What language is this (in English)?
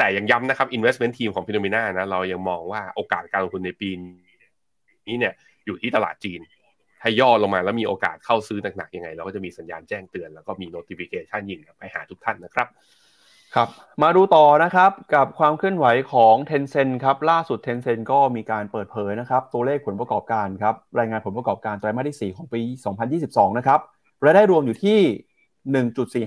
Thai